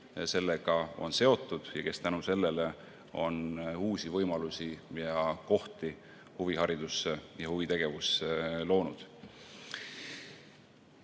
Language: Estonian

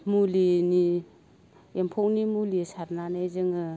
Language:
Bodo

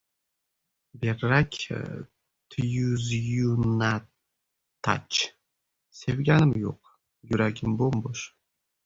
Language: Uzbek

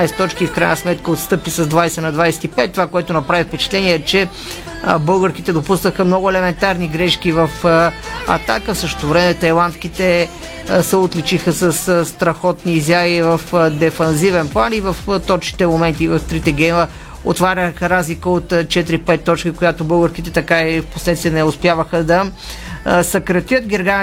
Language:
Bulgarian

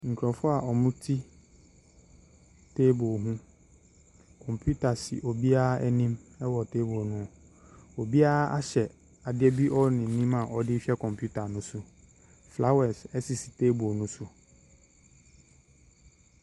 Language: Akan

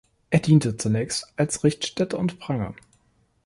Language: German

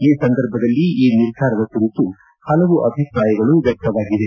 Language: Kannada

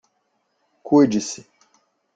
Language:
Portuguese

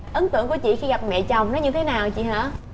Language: Vietnamese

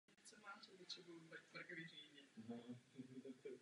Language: Czech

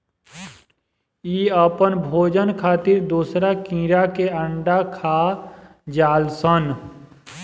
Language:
Bhojpuri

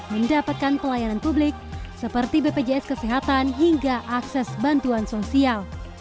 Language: Indonesian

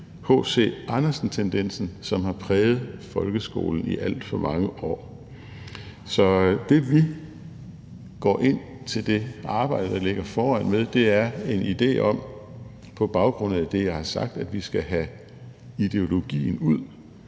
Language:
Danish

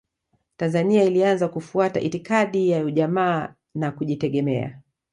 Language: Swahili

